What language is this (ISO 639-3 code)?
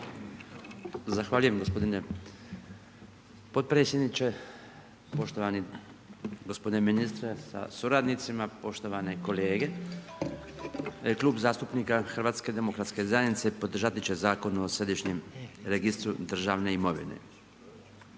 hrv